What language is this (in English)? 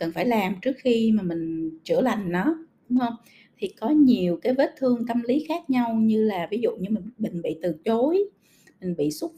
Vietnamese